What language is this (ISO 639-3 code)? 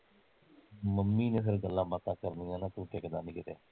pan